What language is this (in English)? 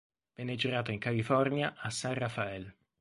Italian